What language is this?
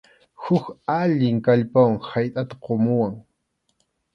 Arequipa-La Unión Quechua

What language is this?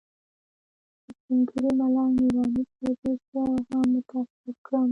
Pashto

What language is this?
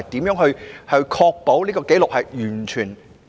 Cantonese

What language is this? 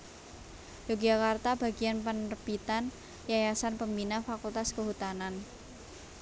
Javanese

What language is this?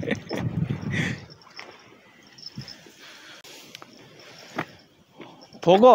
Korean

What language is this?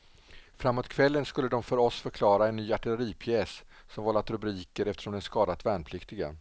Swedish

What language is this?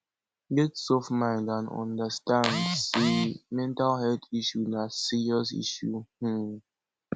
Nigerian Pidgin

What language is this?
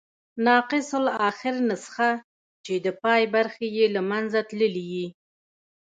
Pashto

